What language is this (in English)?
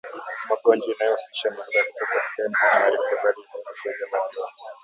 Swahili